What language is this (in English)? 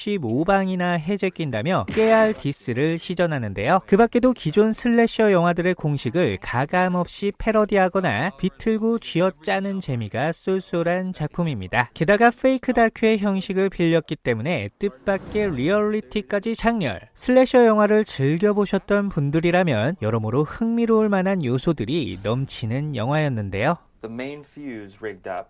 Korean